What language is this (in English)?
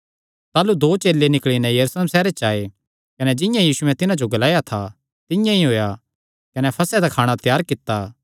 Kangri